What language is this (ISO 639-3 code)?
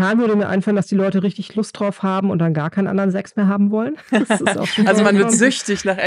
deu